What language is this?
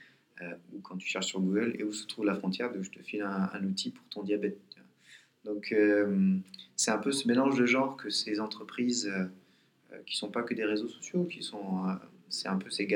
French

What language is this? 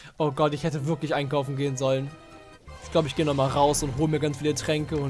German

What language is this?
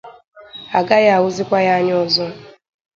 Igbo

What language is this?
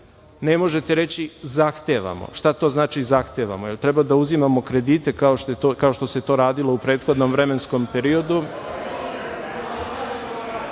Serbian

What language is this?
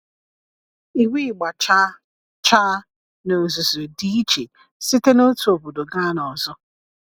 Igbo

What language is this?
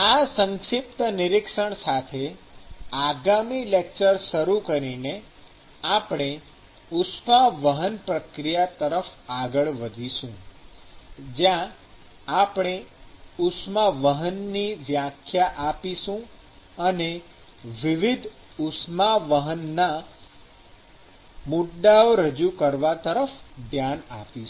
Gujarati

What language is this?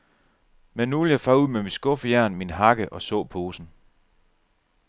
Danish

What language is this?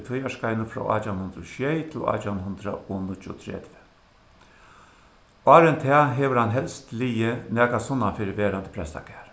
Faroese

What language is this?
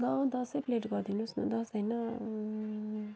Nepali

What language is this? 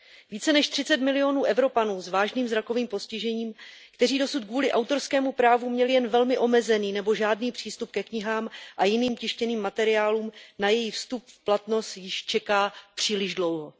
Czech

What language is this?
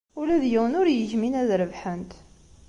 Kabyle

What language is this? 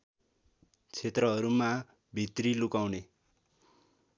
Nepali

